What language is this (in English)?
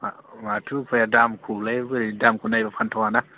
Bodo